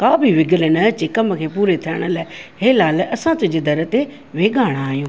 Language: Sindhi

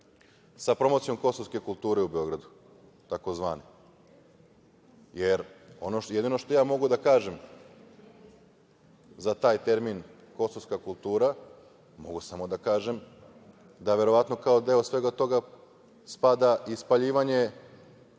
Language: Serbian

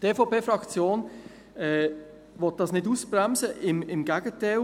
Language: Swiss German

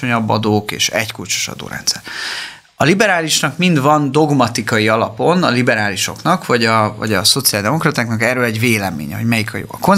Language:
Hungarian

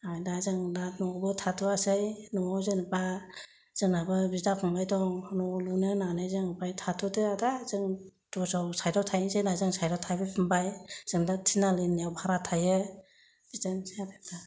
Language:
Bodo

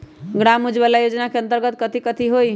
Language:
Magahi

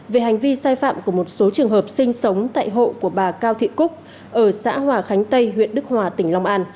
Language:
Vietnamese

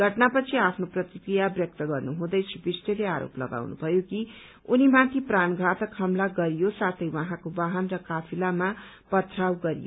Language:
Nepali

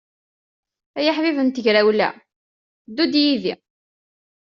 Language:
Kabyle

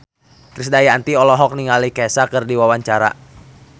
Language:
Sundanese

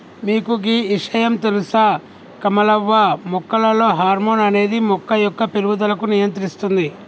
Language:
Telugu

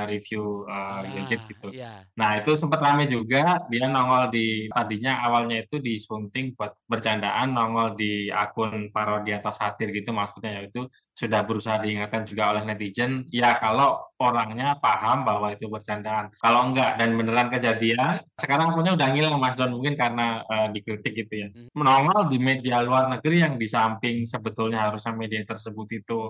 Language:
Indonesian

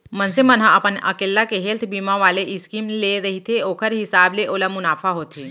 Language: Chhattisgarhi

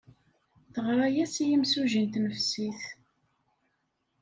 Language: Kabyle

